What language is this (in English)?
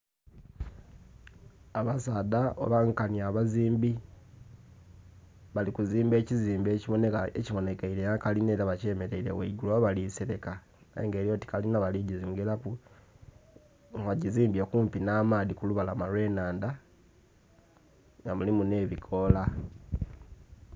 Soga